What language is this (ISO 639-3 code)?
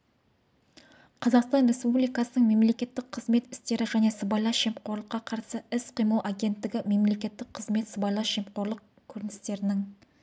kaz